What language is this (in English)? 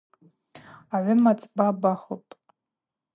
Abaza